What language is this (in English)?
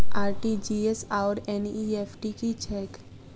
Maithili